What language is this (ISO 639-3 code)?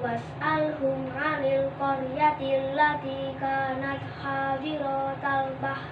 ind